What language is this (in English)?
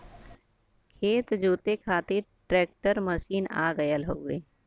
Bhojpuri